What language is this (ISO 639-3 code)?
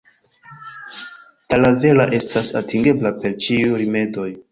epo